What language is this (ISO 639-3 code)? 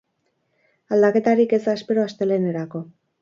eus